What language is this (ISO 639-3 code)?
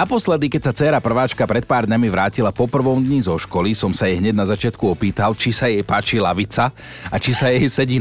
slk